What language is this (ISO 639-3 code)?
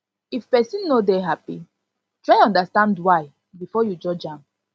pcm